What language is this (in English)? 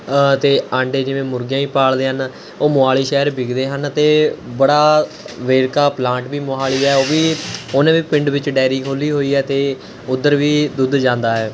Punjabi